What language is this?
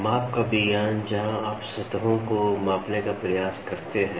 Hindi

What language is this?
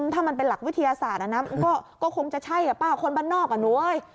Thai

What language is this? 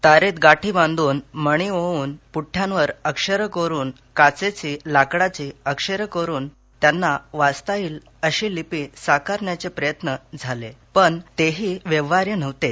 Marathi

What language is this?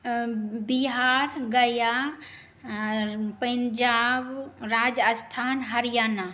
Maithili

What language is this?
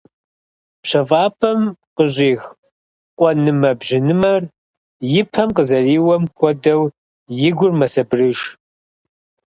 Kabardian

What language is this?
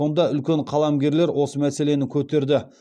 Kazakh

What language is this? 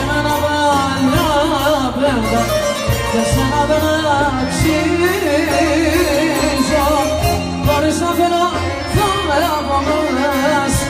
Arabic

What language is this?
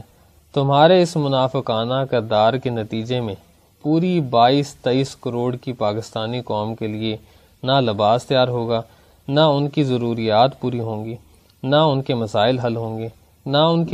Urdu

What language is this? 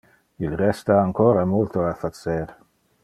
Interlingua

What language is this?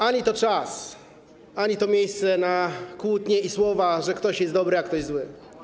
Polish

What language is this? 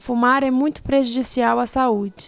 Portuguese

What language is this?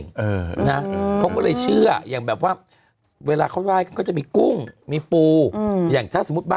Thai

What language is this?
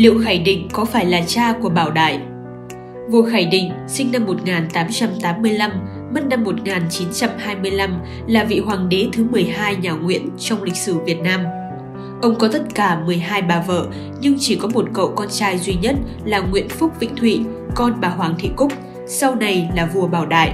Vietnamese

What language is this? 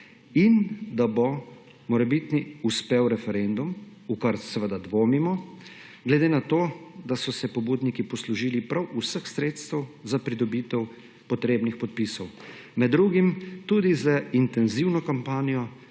Slovenian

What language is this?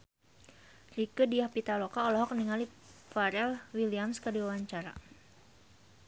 Sundanese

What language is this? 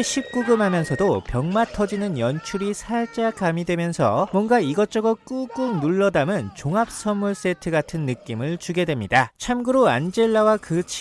Korean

